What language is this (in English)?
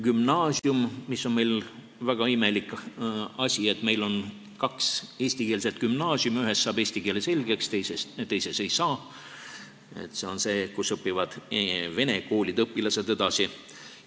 Estonian